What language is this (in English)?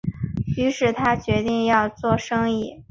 Chinese